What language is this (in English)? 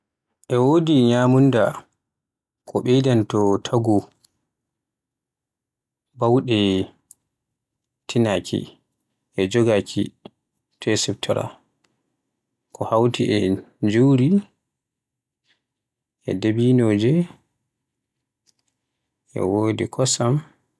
Borgu Fulfulde